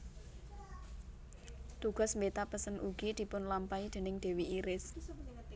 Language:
Javanese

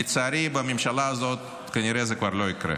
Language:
Hebrew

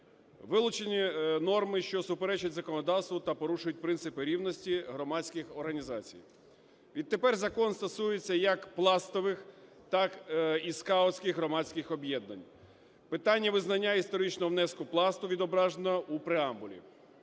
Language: Ukrainian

